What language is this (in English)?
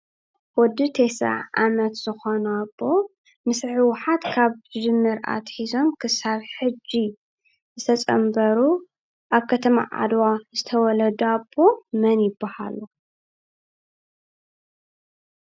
Tigrinya